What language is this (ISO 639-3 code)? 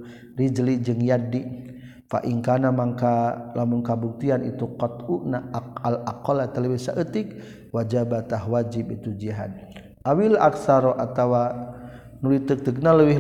msa